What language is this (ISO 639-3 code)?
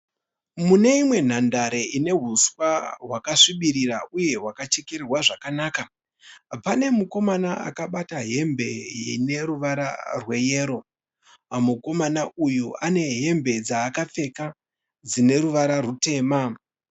sna